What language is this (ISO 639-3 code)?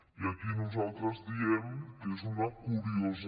cat